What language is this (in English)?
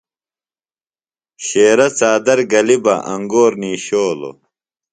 Phalura